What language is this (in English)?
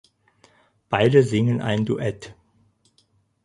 German